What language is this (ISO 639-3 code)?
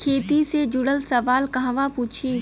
bho